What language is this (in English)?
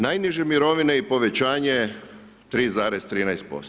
Croatian